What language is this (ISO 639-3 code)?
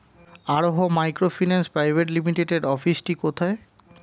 ben